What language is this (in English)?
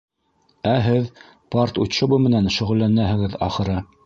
Bashkir